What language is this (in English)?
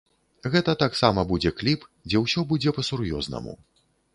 Belarusian